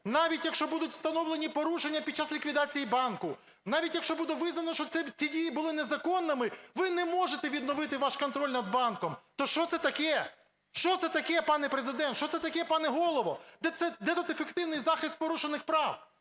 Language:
Ukrainian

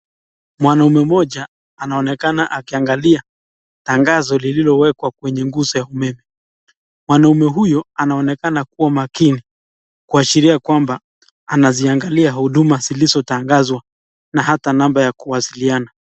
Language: Swahili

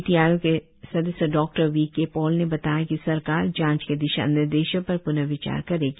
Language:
Hindi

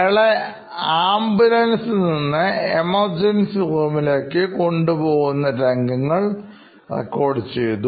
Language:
Malayalam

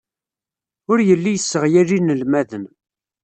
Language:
Kabyle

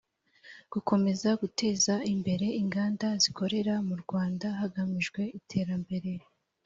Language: Kinyarwanda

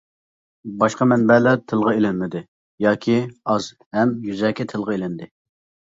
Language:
Uyghur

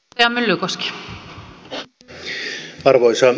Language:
Finnish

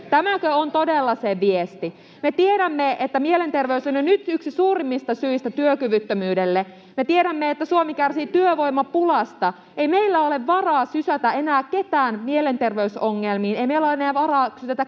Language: Finnish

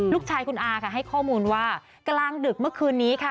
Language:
Thai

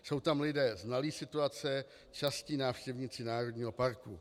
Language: Czech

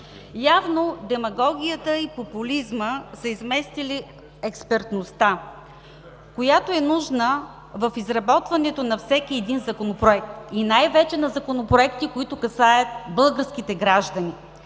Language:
Bulgarian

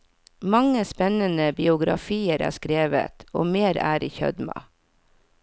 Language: Norwegian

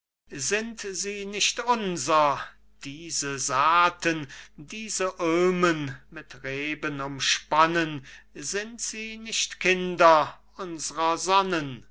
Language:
German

